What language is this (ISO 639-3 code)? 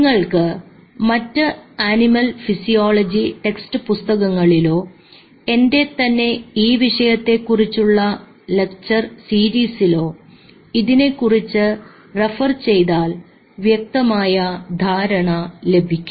mal